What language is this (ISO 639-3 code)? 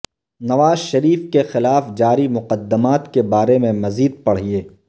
urd